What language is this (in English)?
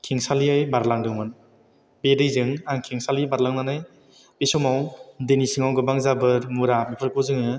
Bodo